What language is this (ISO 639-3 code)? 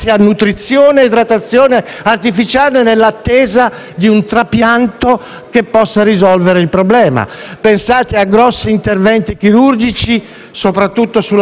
ita